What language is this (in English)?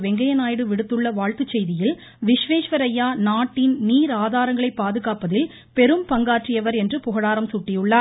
Tamil